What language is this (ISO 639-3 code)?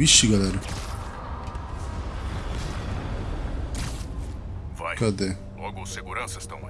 por